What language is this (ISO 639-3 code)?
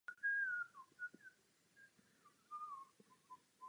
ces